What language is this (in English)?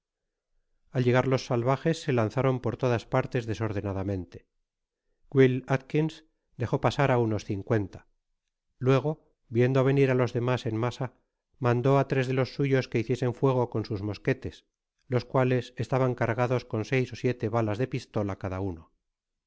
Spanish